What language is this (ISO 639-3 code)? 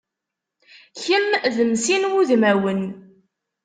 kab